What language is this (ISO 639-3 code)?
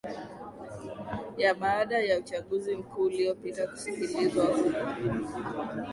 swa